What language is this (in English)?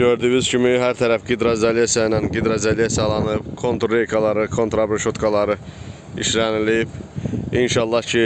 Turkish